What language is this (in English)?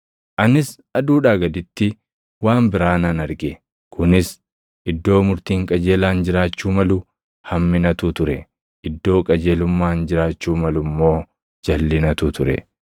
Oromo